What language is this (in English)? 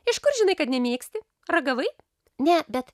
Lithuanian